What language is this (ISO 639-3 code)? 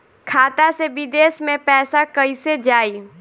bho